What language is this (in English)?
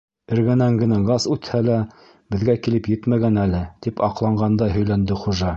Bashkir